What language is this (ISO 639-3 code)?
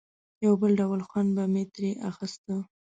pus